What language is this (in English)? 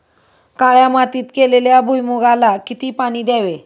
Marathi